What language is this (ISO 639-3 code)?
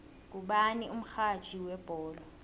nbl